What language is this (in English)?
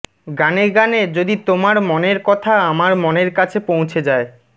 Bangla